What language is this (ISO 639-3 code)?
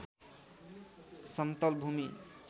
nep